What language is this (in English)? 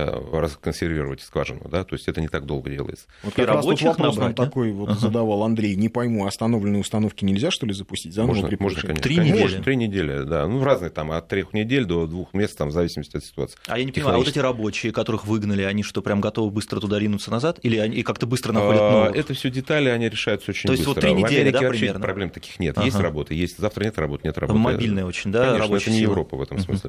Russian